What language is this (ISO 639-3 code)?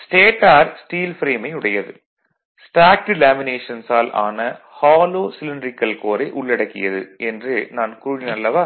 tam